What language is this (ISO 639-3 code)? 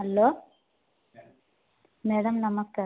ori